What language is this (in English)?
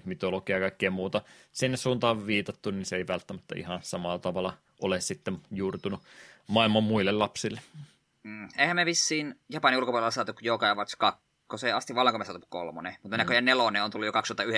Finnish